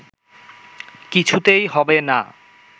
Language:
Bangla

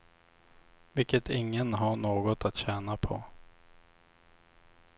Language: Swedish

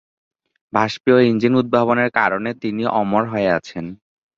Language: Bangla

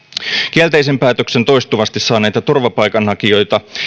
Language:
Finnish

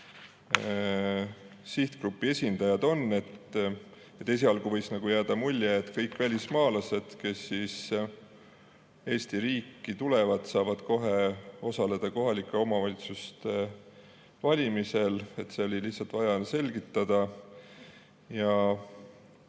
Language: Estonian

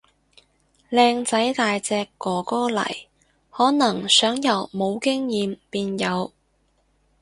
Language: Cantonese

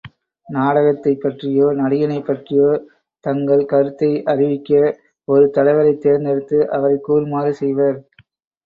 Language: Tamil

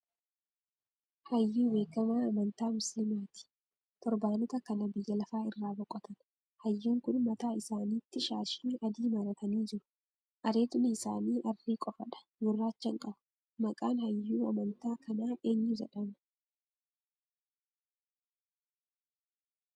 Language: Oromo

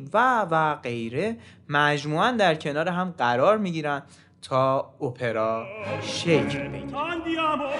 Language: Persian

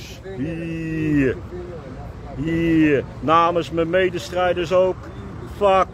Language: Dutch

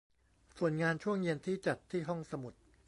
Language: Thai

